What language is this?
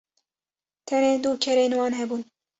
Kurdish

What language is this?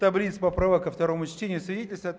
Russian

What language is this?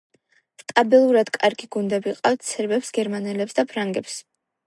Georgian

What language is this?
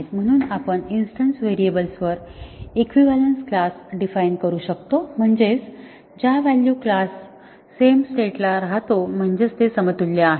Marathi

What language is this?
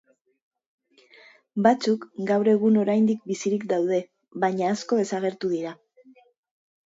Basque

